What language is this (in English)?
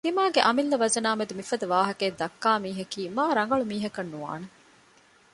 Divehi